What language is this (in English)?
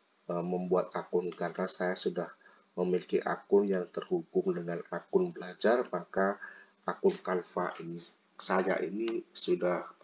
Indonesian